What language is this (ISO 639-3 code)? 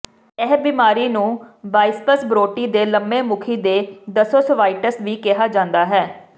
pan